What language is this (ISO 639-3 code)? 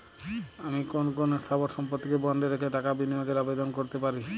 ben